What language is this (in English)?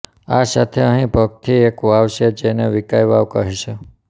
Gujarati